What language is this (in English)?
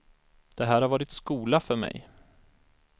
Swedish